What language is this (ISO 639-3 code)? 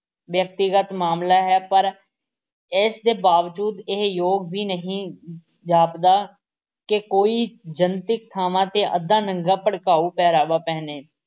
pan